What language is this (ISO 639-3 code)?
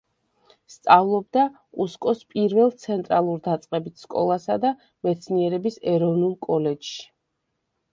kat